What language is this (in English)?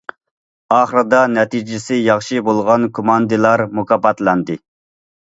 Uyghur